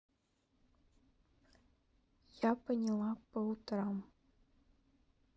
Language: Russian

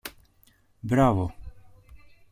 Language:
Greek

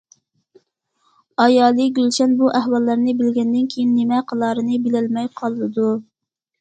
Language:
Uyghur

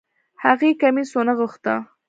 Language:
Pashto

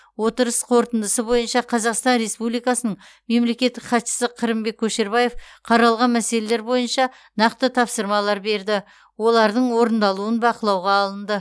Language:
Kazakh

